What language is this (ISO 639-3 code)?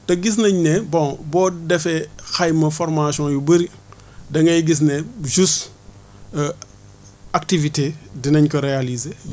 wol